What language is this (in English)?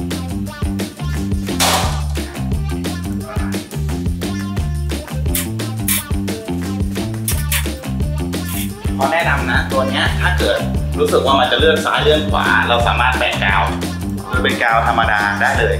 Thai